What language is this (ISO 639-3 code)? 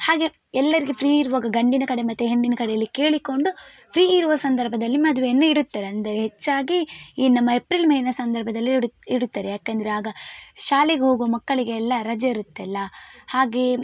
kan